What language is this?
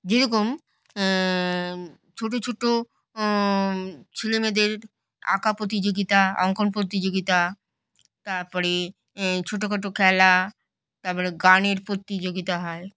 Bangla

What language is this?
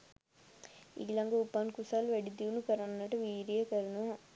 Sinhala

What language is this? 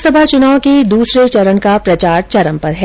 Hindi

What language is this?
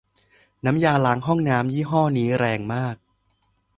Thai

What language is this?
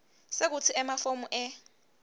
Swati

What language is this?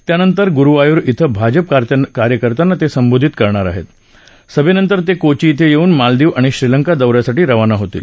Marathi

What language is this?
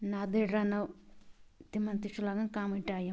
Kashmiri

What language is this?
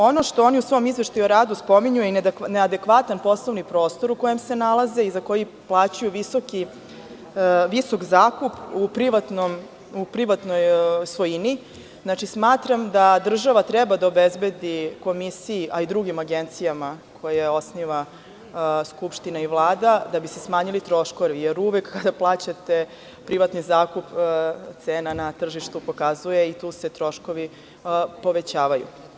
Serbian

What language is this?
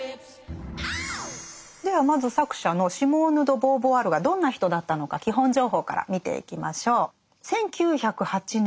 Japanese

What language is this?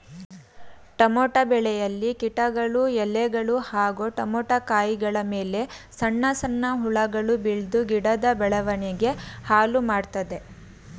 Kannada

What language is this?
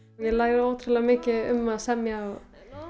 Icelandic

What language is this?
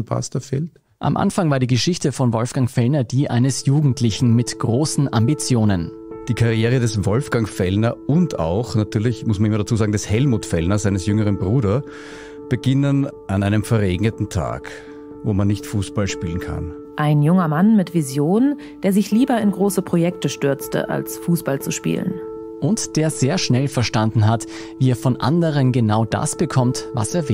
German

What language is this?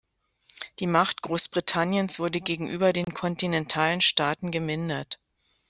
German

